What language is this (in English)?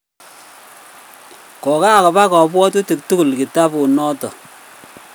Kalenjin